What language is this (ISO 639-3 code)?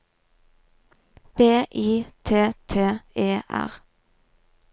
nor